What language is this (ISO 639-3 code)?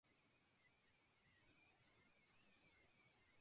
grn